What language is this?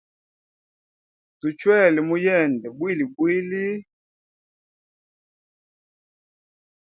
Hemba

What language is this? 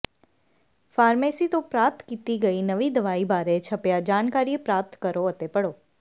Punjabi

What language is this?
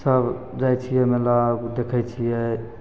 Maithili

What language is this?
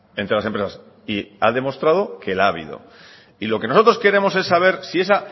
Spanish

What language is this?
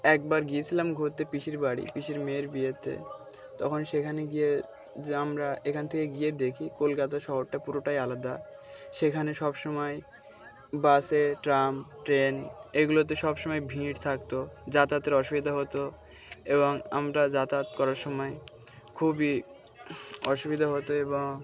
Bangla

